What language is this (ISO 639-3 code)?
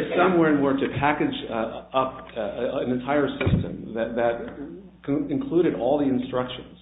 eng